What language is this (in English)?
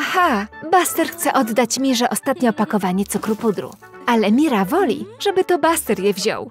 Polish